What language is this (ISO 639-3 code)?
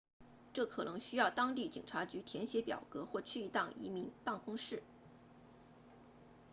zho